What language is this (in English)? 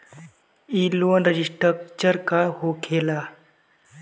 Bhojpuri